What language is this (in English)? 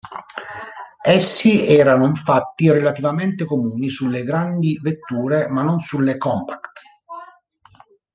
Italian